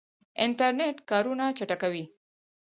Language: Pashto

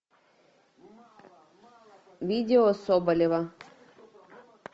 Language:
Russian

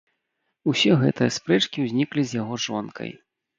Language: Belarusian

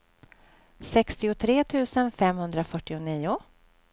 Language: Swedish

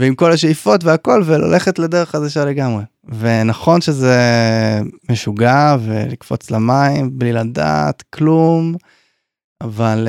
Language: Hebrew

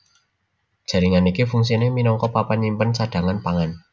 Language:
Javanese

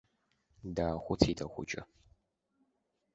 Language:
Abkhazian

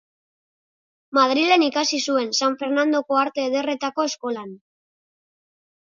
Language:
Basque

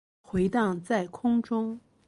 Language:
Chinese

